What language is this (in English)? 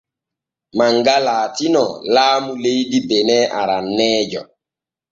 Borgu Fulfulde